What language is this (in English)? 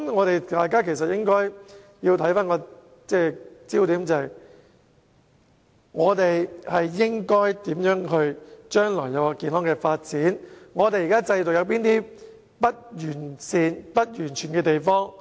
Cantonese